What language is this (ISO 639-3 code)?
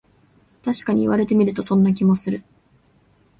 jpn